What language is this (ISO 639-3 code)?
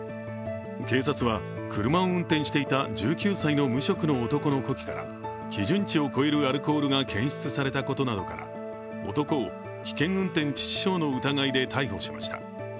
jpn